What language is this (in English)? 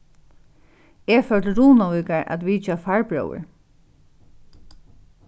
Faroese